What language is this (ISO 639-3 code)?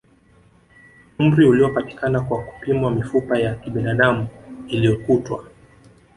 swa